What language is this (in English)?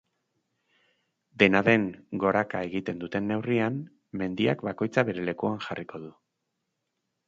Basque